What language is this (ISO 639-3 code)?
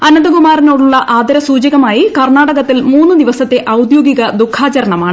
mal